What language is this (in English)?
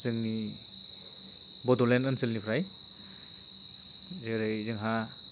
Bodo